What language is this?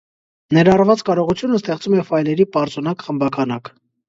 Armenian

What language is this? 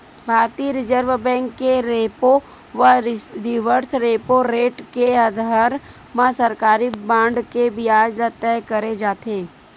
Chhattisgarhi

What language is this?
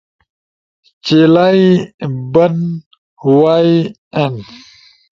Ushojo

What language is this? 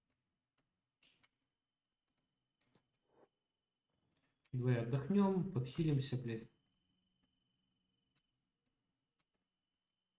Russian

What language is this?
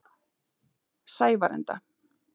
Icelandic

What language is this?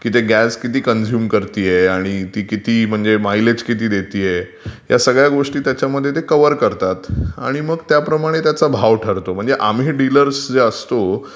Marathi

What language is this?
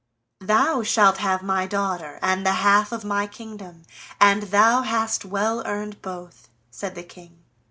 English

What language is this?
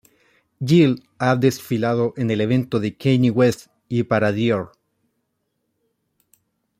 Spanish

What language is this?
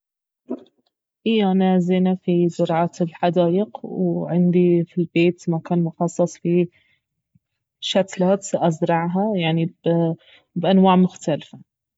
Baharna Arabic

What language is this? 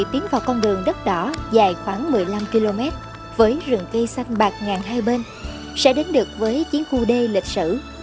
Vietnamese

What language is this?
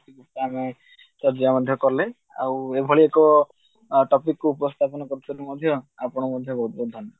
Odia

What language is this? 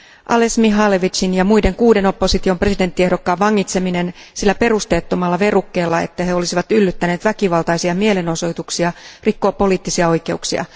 Finnish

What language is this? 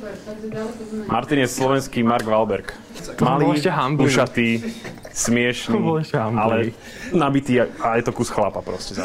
Slovak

